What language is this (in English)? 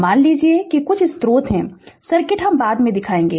Hindi